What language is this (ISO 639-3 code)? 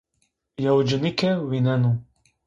zza